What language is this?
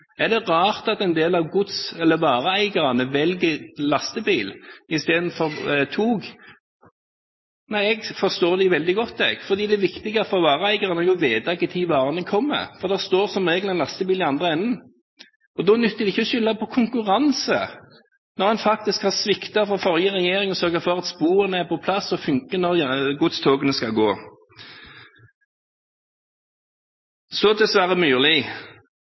Norwegian Bokmål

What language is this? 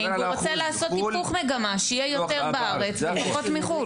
Hebrew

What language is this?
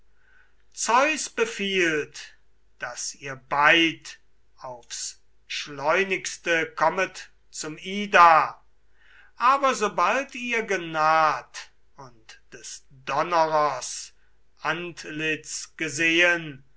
German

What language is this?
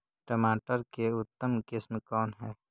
Magahi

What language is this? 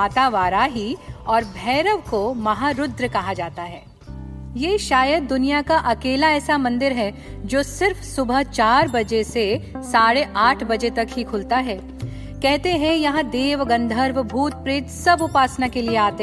Hindi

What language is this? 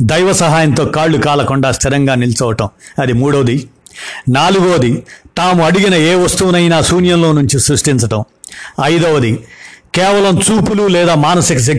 Telugu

